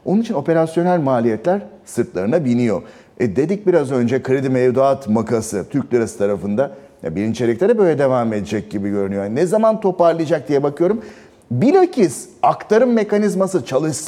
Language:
Turkish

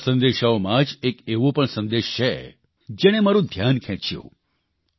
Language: Gujarati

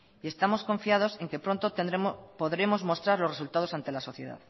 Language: Spanish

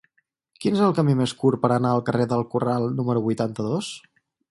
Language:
Catalan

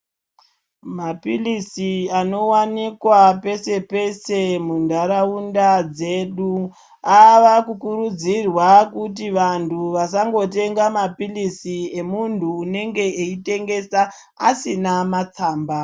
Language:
Ndau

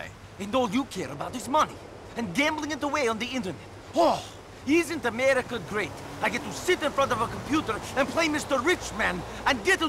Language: English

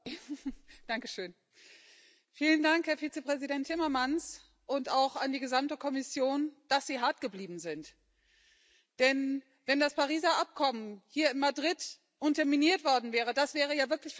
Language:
German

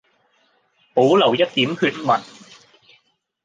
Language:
Cantonese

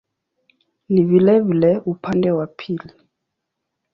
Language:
Swahili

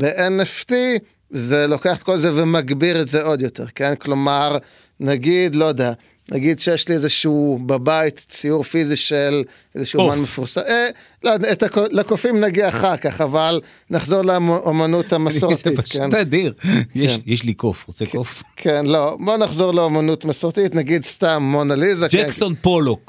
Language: Hebrew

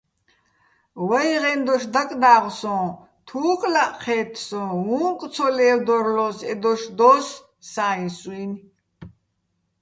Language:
Bats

